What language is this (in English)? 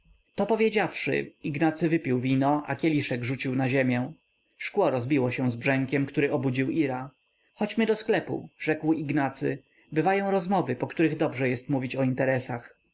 Polish